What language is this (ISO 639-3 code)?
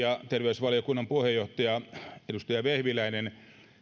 fin